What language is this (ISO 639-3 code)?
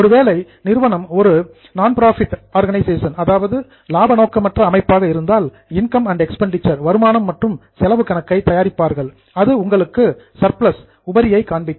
tam